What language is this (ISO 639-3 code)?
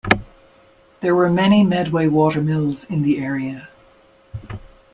eng